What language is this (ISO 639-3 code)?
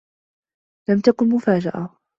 ara